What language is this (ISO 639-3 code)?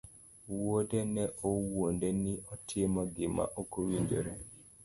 luo